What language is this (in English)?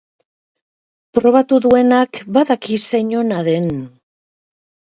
Basque